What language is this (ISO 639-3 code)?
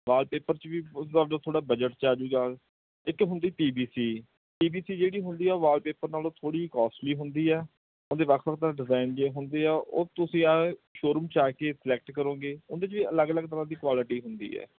pan